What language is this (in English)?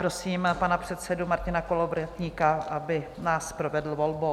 Czech